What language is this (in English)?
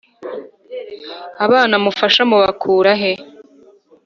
Kinyarwanda